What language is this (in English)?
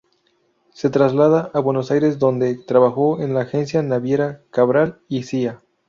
Spanish